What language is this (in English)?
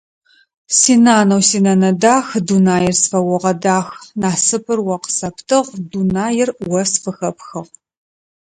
Adyghe